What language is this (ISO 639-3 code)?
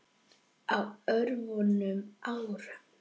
isl